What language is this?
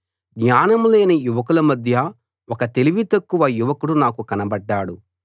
Telugu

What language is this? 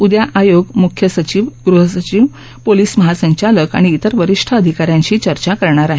Marathi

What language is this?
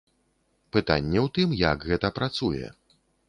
Belarusian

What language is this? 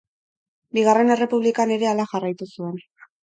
Basque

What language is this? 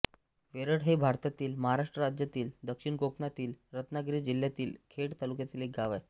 Marathi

